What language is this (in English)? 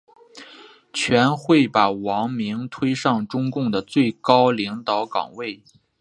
Chinese